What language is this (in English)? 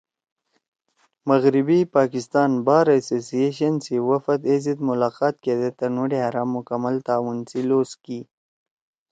Torwali